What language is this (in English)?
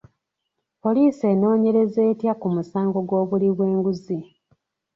Ganda